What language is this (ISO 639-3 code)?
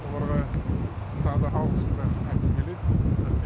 kaz